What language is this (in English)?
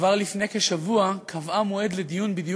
Hebrew